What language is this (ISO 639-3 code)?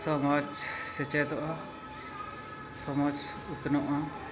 sat